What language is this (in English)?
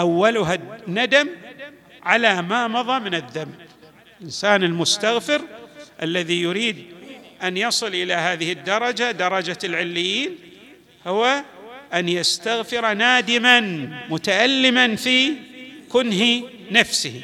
Arabic